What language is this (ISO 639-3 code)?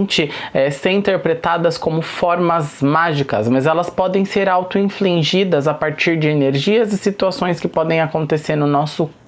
por